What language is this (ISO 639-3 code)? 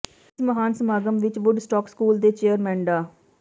pan